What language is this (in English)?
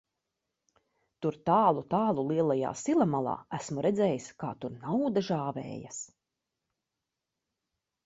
Latvian